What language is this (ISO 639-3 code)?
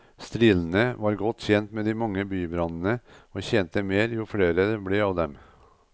nor